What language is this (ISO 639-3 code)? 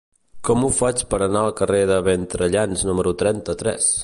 cat